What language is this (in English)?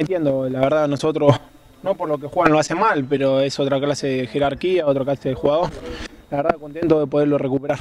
Spanish